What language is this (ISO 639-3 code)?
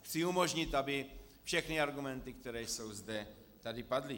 ces